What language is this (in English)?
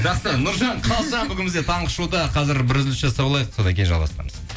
Kazakh